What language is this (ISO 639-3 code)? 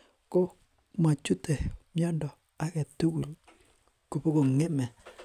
kln